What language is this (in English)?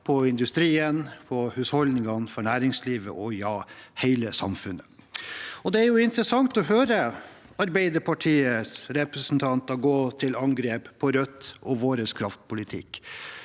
Norwegian